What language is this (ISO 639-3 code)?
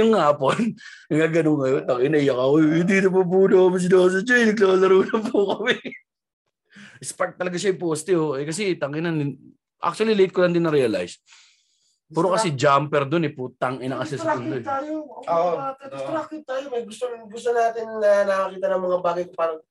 fil